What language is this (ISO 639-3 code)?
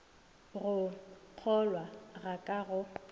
nso